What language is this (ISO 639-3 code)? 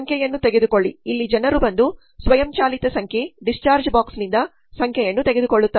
kan